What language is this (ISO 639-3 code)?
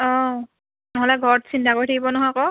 asm